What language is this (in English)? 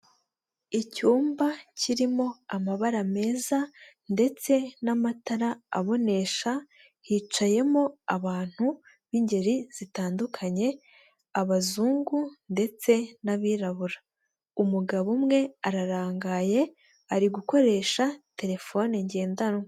Kinyarwanda